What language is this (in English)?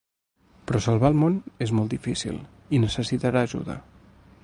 Catalan